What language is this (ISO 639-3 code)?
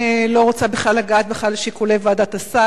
heb